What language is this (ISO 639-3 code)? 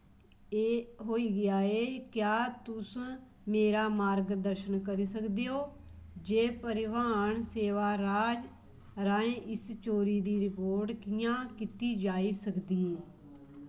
doi